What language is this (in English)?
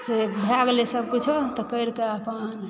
Maithili